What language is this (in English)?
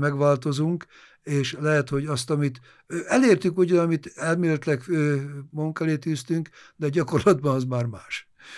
Hungarian